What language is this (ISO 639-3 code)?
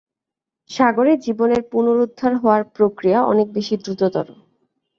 ben